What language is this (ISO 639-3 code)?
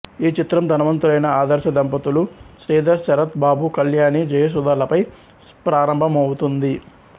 tel